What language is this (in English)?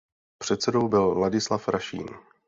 Czech